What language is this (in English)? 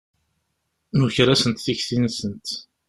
Kabyle